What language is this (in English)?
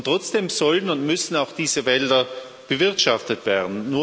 German